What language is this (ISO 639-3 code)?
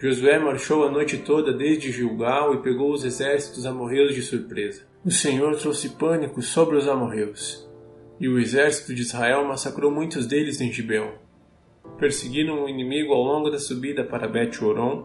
por